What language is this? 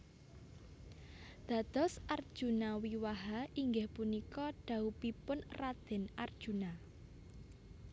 Javanese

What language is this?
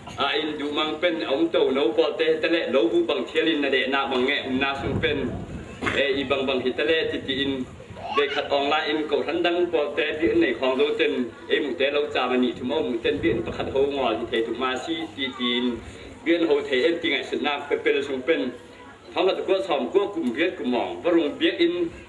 Thai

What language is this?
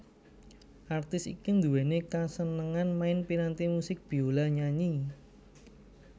Javanese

